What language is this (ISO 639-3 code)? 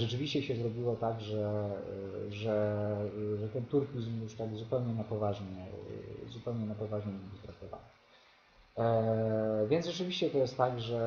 pol